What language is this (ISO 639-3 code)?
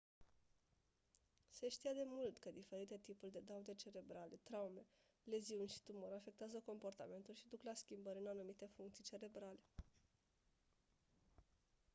ron